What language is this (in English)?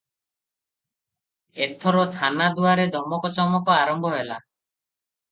Odia